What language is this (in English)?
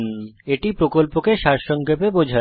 Bangla